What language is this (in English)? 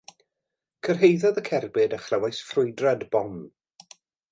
Welsh